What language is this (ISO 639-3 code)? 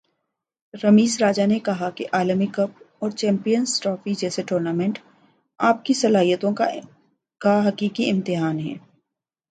urd